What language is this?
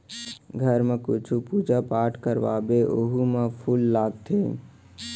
Chhattisgarhi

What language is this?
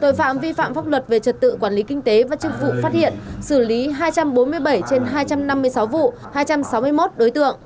Vietnamese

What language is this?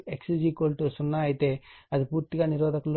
Telugu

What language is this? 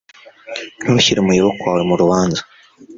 Kinyarwanda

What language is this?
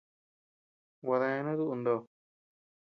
Tepeuxila Cuicatec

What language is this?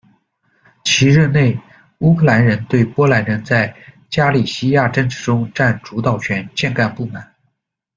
Chinese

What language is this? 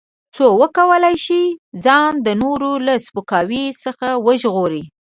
Pashto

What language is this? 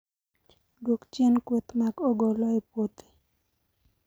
Luo (Kenya and Tanzania)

